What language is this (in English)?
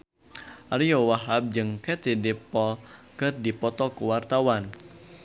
Sundanese